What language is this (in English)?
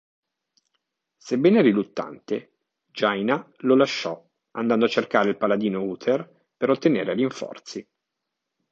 Italian